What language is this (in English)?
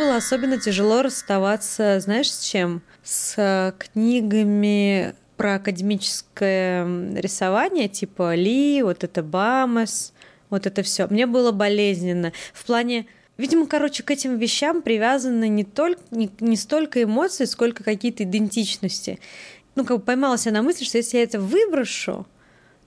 Russian